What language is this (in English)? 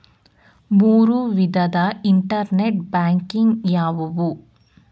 Kannada